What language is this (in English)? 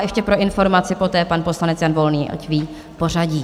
Czech